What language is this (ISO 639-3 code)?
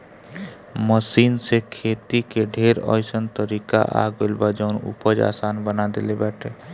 bho